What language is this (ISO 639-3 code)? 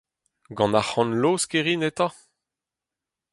bre